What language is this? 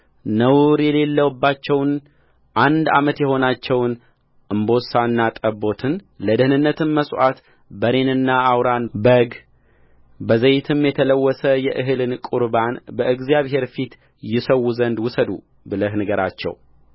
Amharic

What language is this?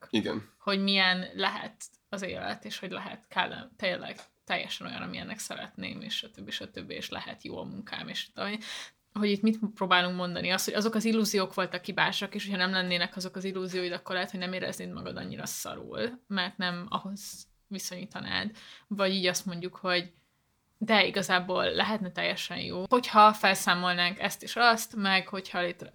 Hungarian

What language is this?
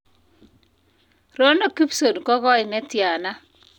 Kalenjin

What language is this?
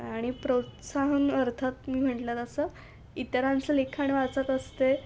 Marathi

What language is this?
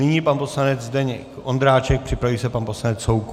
Czech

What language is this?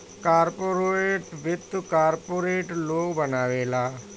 Bhojpuri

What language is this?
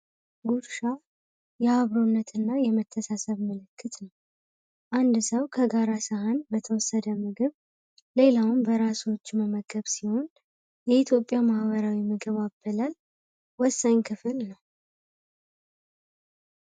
Amharic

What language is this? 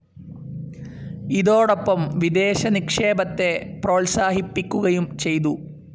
Malayalam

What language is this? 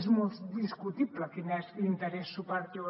Catalan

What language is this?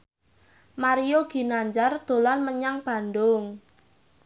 Javanese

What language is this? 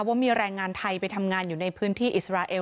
Thai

